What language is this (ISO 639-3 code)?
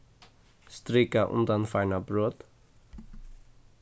fao